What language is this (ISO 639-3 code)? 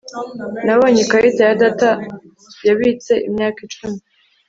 kin